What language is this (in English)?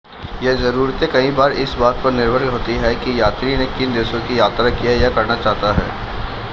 Hindi